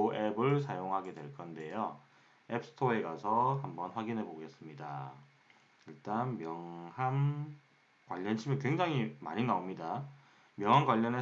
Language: Korean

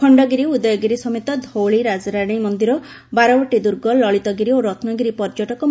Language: Odia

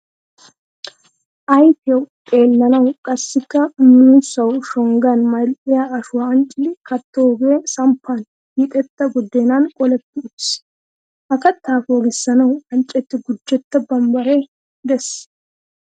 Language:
Wolaytta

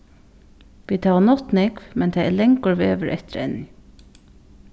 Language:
Faroese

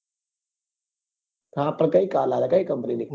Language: Gujarati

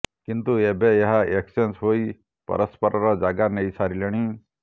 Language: Odia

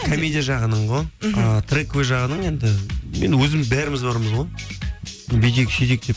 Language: Kazakh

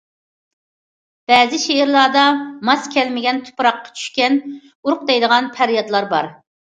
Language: Uyghur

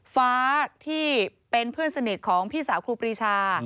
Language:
Thai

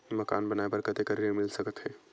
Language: Chhattisgarhi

